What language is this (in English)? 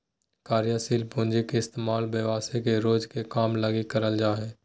Magahi